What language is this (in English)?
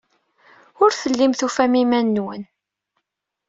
Kabyle